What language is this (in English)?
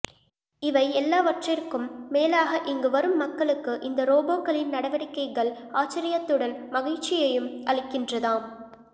Tamil